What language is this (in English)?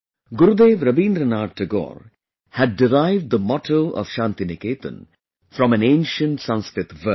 English